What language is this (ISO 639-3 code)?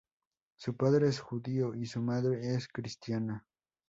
spa